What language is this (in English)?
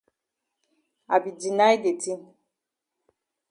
Cameroon Pidgin